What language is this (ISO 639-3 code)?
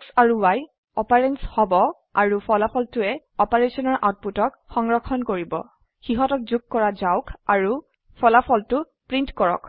asm